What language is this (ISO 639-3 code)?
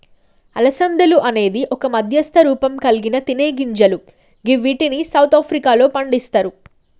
tel